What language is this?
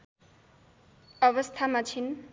Nepali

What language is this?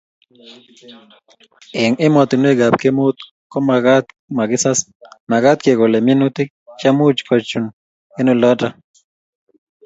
Kalenjin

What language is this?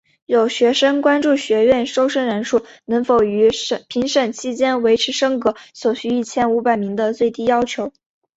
Chinese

